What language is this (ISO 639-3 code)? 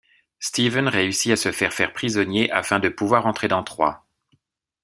fra